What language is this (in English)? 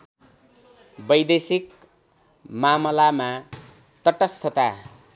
Nepali